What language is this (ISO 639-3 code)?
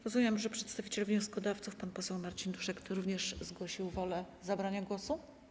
pol